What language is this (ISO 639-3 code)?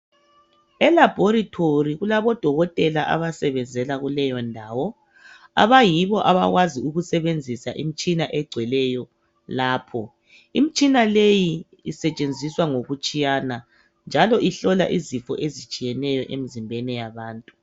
nde